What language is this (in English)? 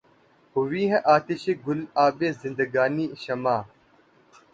Urdu